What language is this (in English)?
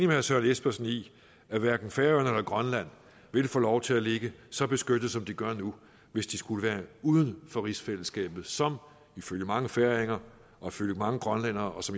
Danish